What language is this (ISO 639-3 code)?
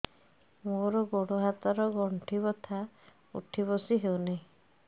ori